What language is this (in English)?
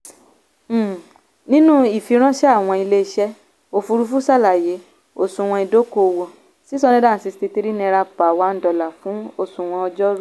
Yoruba